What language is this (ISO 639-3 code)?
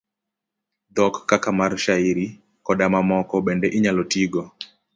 luo